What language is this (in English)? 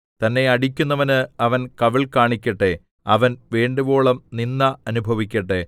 Malayalam